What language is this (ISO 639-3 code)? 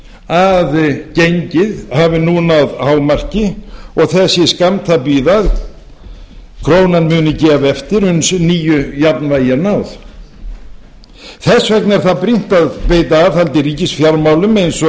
isl